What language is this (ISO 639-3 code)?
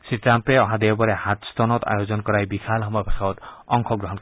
asm